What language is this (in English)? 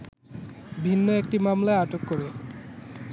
Bangla